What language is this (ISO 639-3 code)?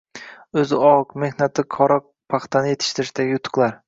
uzb